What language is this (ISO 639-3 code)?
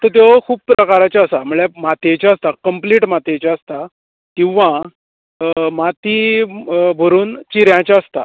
kok